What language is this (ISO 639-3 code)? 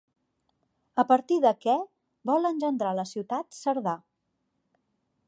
cat